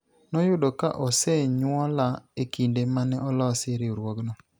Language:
Luo (Kenya and Tanzania)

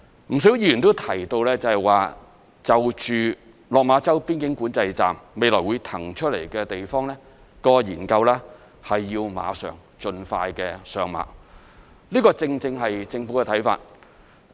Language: Cantonese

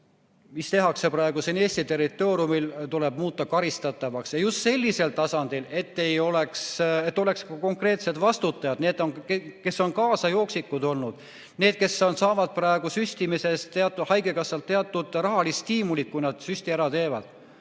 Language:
Estonian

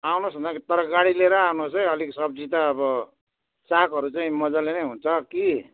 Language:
Nepali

